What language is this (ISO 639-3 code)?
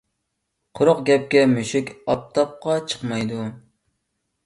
uig